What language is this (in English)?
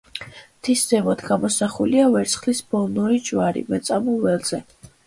Georgian